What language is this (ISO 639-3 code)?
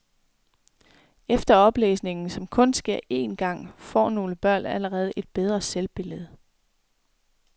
dan